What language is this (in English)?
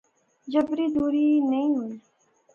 Pahari-Potwari